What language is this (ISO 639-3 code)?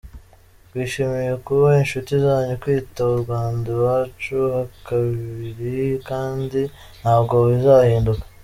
kin